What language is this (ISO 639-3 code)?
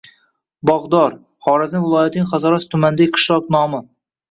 uzb